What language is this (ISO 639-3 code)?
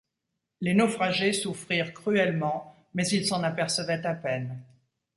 fra